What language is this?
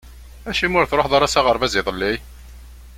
Kabyle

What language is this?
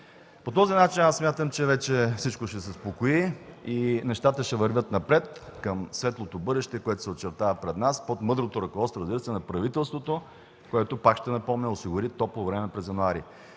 Bulgarian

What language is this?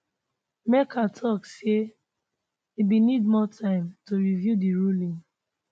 Nigerian Pidgin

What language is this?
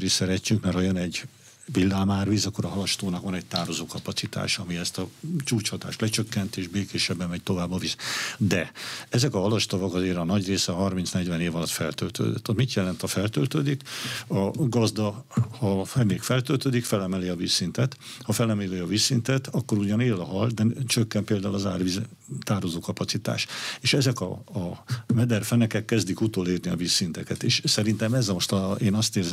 Hungarian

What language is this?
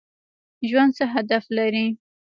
Pashto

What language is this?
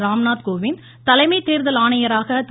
Tamil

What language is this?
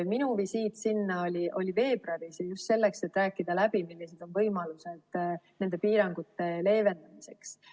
Estonian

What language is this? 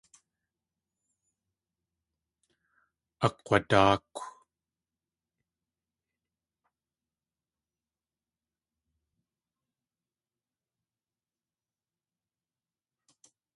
Tlingit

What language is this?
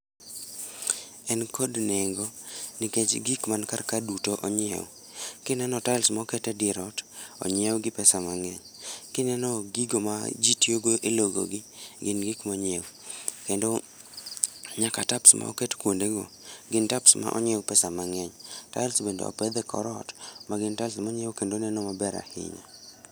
Luo (Kenya and Tanzania)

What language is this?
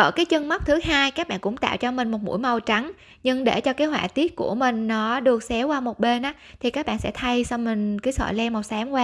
Vietnamese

